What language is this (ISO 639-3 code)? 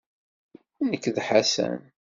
kab